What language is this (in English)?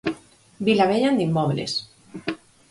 Galician